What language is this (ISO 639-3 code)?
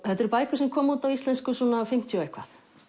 isl